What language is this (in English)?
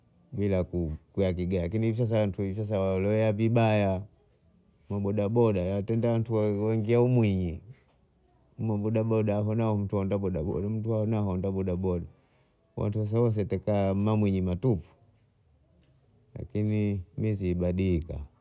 Bondei